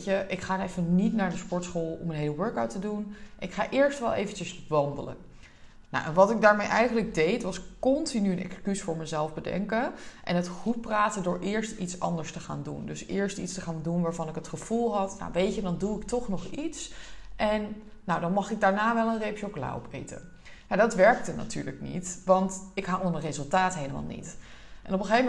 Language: Dutch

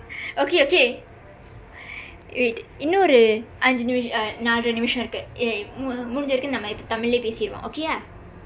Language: English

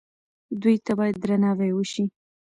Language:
Pashto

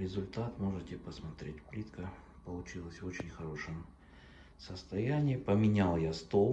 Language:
Russian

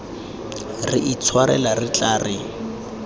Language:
Tswana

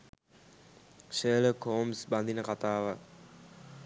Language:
Sinhala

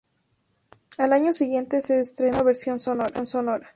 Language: Spanish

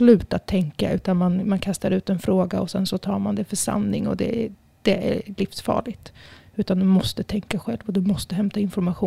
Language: Swedish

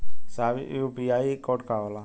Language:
Bhojpuri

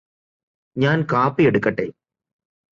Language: Malayalam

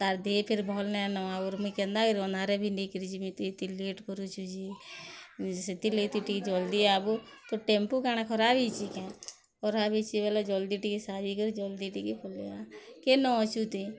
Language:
Odia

